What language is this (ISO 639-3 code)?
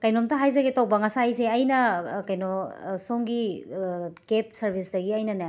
mni